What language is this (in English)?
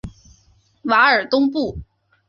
Chinese